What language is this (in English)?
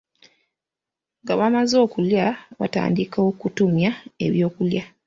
Ganda